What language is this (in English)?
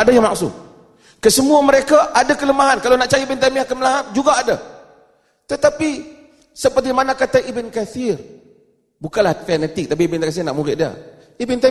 Malay